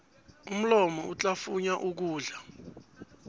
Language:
South Ndebele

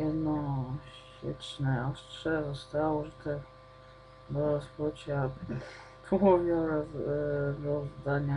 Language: Polish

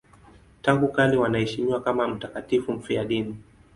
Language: Swahili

